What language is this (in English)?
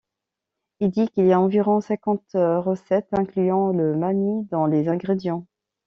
French